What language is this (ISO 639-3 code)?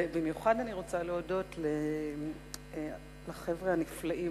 heb